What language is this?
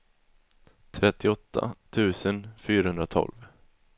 Swedish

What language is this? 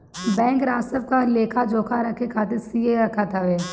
Bhojpuri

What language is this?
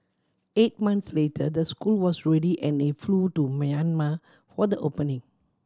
English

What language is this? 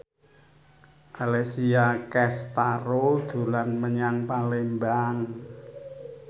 Javanese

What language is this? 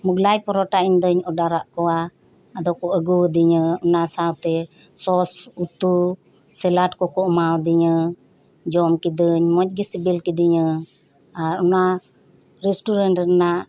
Santali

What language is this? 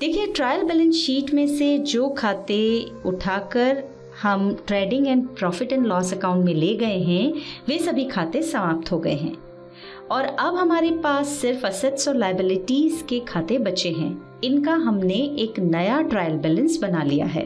Hindi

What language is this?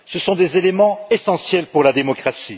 French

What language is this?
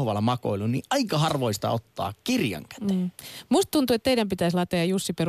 Finnish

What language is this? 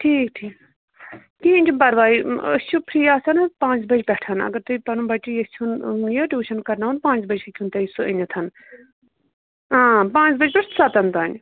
Kashmiri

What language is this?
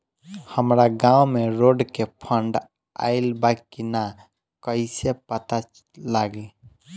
Bhojpuri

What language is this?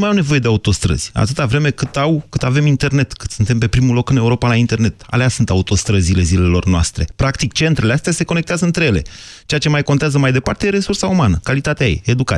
Romanian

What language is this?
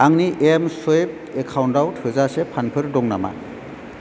Bodo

